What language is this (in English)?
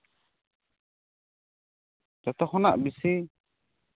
Santali